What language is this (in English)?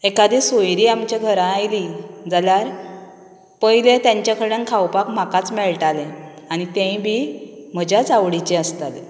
Konkani